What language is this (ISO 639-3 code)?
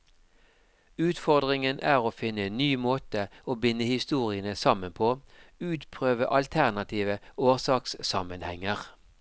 nor